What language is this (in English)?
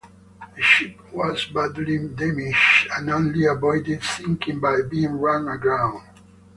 English